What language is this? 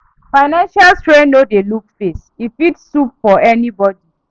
Nigerian Pidgin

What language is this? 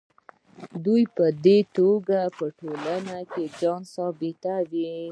Pashto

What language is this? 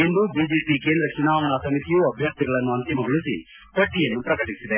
Kannada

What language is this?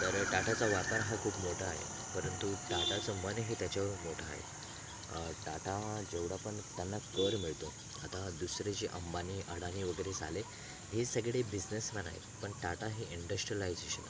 Marathi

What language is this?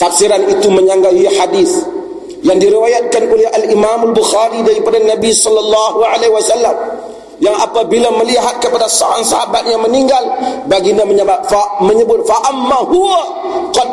Malay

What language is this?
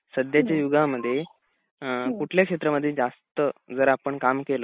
Marathi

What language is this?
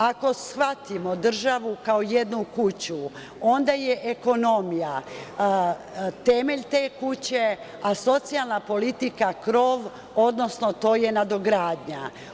Serbian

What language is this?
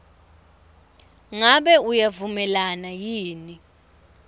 Swati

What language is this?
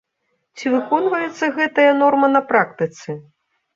Belarusian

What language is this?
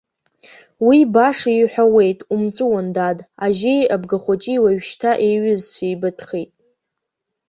Abkhazian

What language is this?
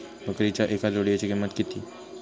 Marathi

